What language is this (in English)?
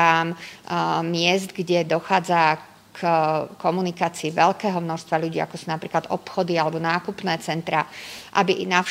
Slovak